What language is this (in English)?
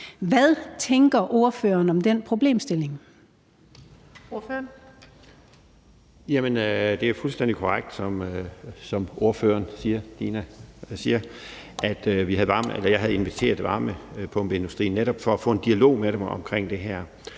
Danish